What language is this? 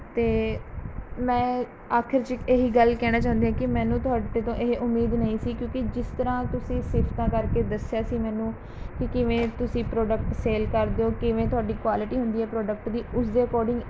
Punjabi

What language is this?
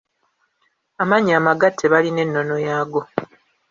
Ganda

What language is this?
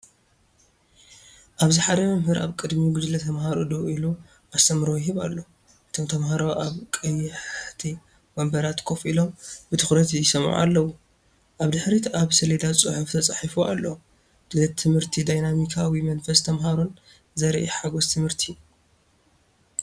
Tigrinya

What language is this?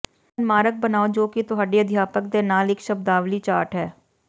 Punjabi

